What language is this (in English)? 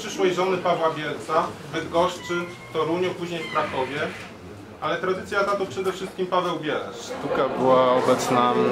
Polish